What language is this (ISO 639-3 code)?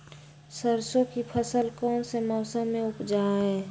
mag